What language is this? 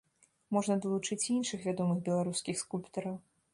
Belarusian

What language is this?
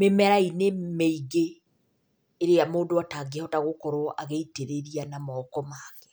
Kikuyu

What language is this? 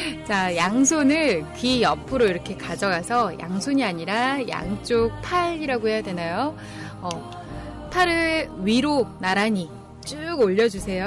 Korean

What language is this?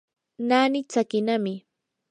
Yanahuanca Pasco Quechua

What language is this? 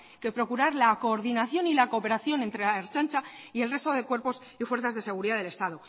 Spanish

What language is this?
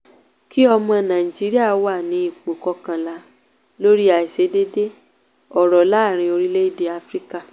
Yoruba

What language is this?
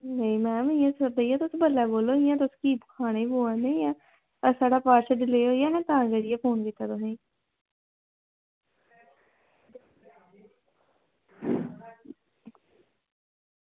Dogri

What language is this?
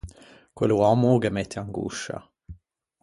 Ligurian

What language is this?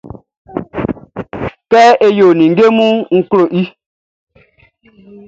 Baoulé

